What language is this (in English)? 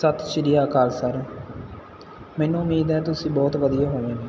Punjabi